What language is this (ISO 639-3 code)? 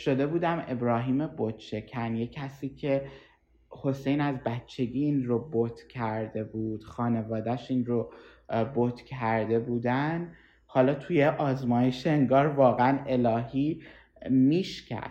fas